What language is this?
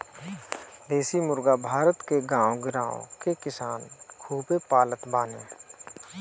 Bhojpuri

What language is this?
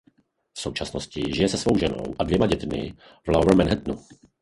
Czech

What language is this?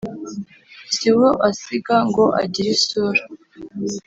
Kinyarwanda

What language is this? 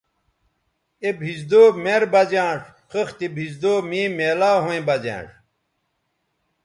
Bateri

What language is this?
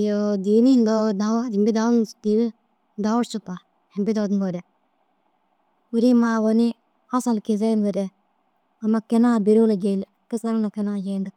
Dazaga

